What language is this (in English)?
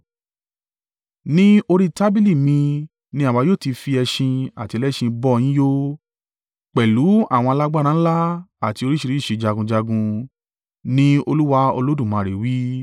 Yoruba